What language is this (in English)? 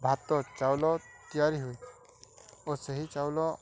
Odia